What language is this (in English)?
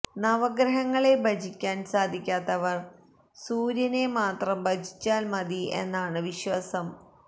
Malayalam